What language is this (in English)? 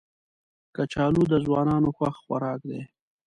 Pashto